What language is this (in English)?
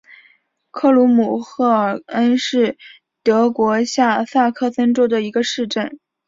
Chinese